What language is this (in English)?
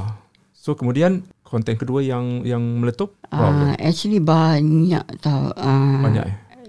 Malay